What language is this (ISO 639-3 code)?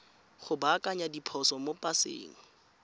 tsn